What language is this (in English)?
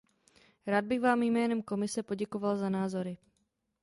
Czech